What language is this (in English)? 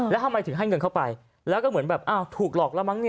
Thai